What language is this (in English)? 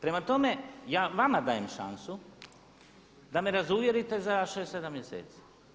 Croatian